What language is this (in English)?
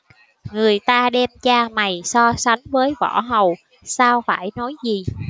Vietnamese